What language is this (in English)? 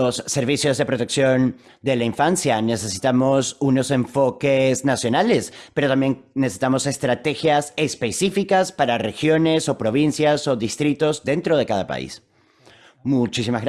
Spanish